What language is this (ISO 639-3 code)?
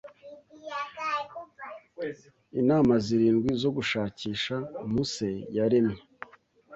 kin